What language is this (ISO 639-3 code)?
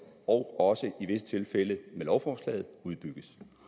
dan